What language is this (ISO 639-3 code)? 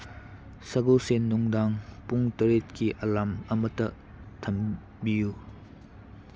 mni